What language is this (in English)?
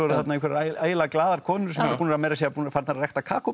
Icelandic